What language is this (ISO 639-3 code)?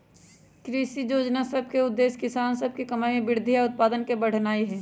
mag